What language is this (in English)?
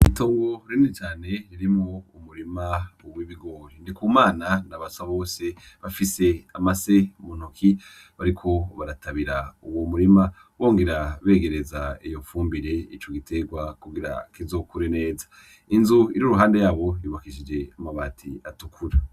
Rundi